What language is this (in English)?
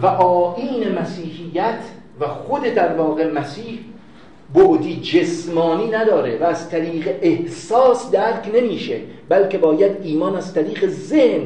Persian